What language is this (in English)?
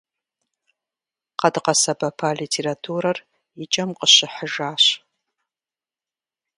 Kabardian